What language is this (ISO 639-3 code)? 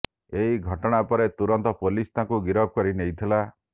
ori